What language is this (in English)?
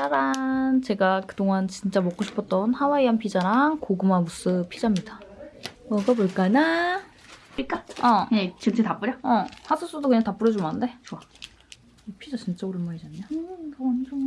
Korean